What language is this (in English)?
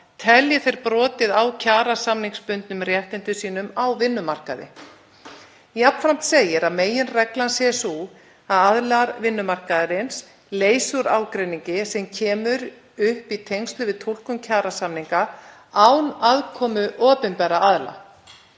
Icelandic